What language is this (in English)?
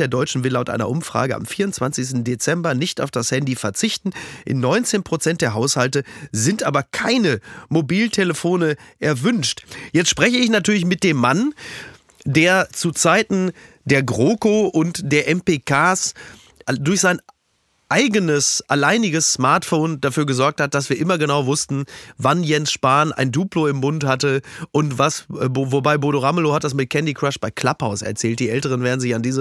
German